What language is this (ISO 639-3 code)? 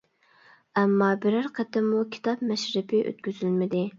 uig